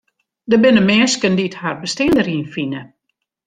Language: Western Frisian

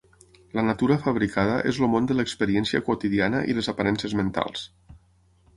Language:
Catalan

